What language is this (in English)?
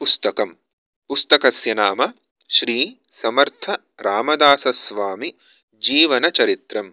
Sanskrit